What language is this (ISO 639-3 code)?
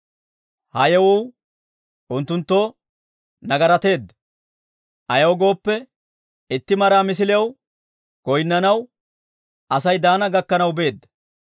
dwr